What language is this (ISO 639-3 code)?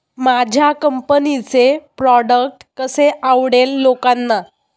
mar